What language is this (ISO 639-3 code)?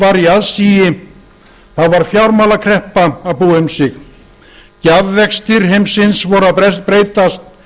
isl